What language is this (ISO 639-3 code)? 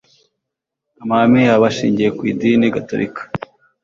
kin